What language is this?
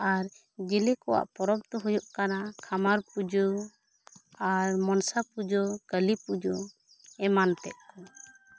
Santali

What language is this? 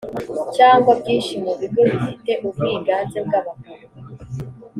Kinyarwanda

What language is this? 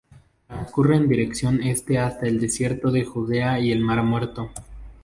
Spanish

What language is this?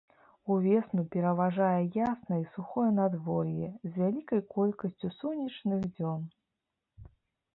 Belarusian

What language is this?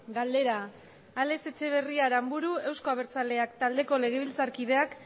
Basque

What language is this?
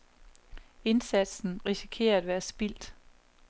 Danish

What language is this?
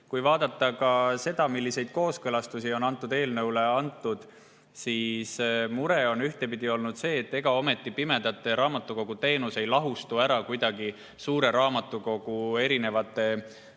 Estonian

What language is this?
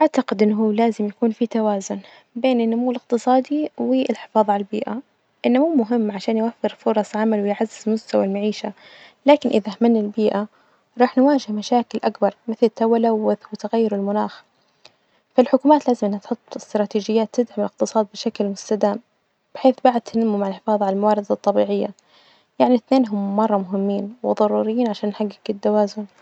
Najdi Arabic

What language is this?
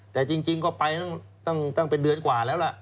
Thai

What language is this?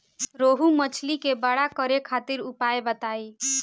Bhojpuri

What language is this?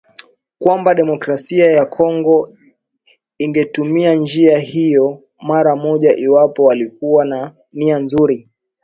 Swahili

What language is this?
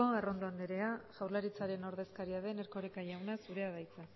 Basque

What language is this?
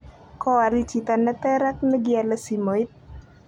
Kalenjin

